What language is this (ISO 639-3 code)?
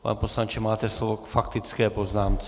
ces